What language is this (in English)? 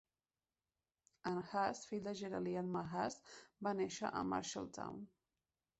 Catalan